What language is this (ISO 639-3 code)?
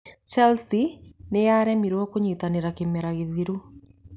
kik